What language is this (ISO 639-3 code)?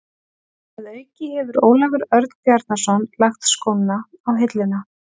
isl